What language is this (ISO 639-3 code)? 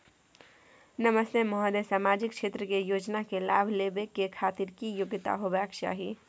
mai